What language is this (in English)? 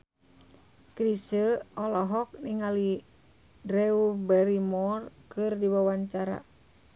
Sundanese